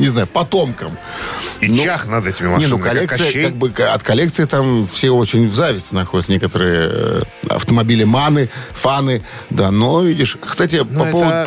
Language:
Russian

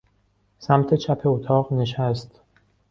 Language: Persian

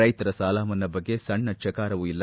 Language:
Kannada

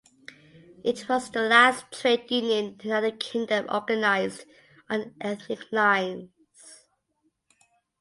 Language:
English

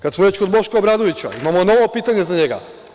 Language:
Serbian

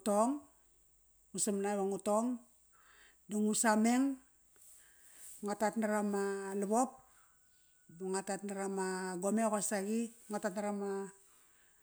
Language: Kairak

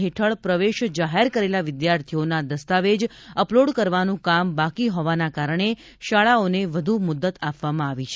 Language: Gujarati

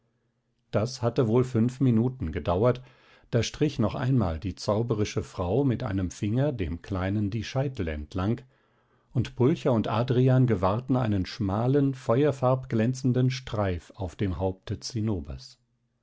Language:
German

